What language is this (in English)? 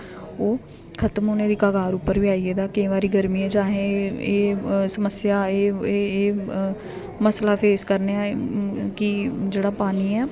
Dogri